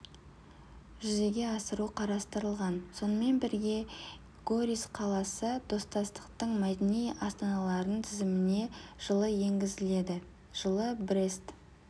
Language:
Kazakh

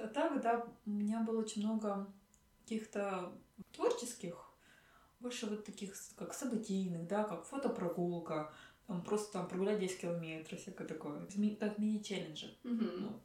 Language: Russian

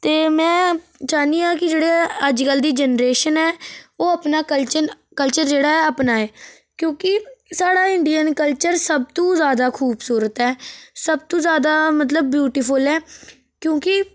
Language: Dogri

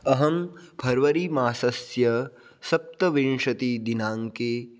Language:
Sanskrit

